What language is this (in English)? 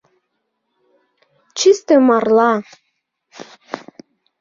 Mari